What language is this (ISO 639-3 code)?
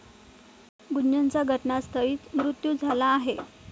mar